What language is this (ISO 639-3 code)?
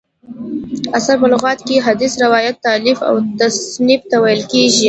pus